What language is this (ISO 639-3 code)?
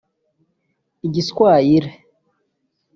kin